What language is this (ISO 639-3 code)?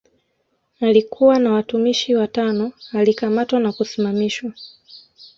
swa